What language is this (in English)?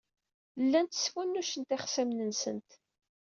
Kabyle